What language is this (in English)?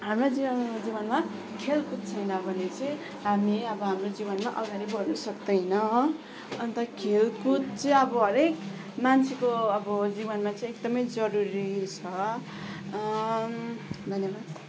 Nepali